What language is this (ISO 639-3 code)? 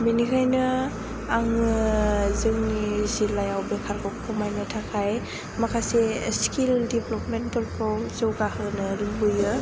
brx